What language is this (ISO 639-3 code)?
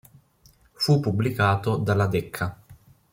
ita